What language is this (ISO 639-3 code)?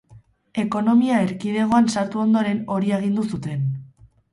eus